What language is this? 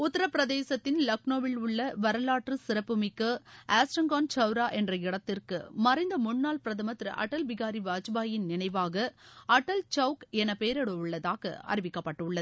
Tamil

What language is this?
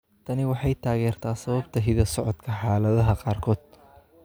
Somali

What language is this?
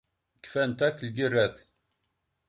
Kabyle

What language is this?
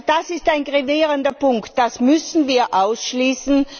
German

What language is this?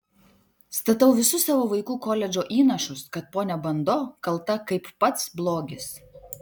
Lithuanian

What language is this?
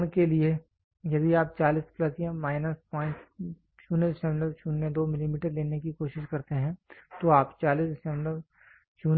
Hindi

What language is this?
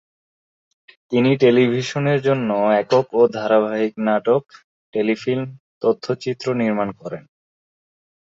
Bangla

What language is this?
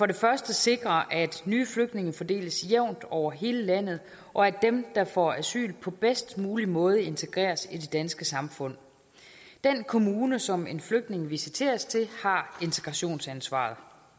Danish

